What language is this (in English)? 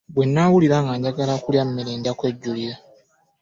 Ganda